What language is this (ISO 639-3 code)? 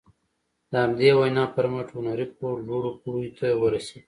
pus